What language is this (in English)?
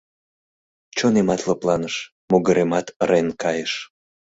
Mari